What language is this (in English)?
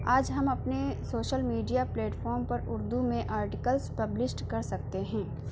Urdu